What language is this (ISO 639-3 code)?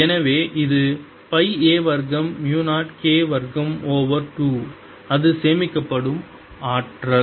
tam